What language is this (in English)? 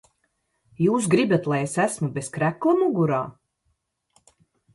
Latvian